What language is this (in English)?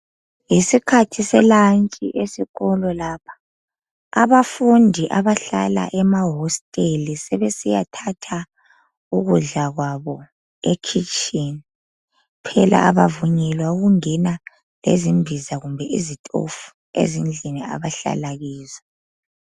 North Ndebele